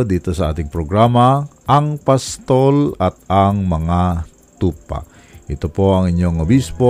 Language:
Filipino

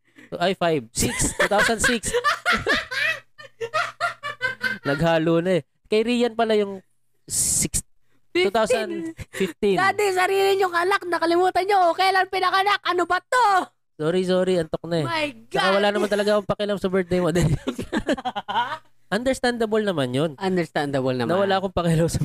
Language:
Filipino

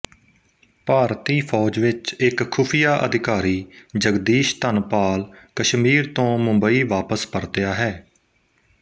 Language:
Punjabi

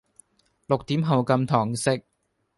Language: Cantonese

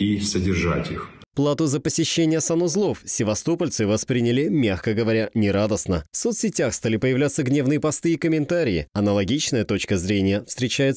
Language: Russian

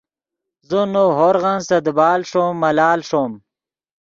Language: Yidgha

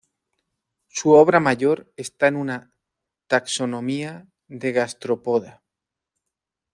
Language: Spanish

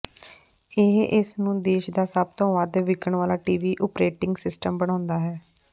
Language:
Punjabi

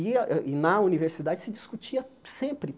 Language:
Portuguese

